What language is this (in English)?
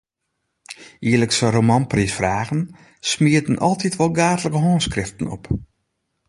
Western Frisian